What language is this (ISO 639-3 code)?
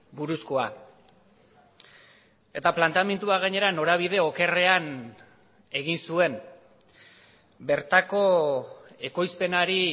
eus